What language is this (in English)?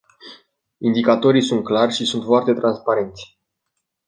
Romanian